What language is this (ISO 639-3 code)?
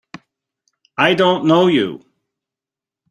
eng